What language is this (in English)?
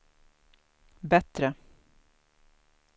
Swedish